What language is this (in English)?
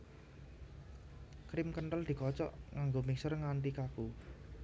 Javanese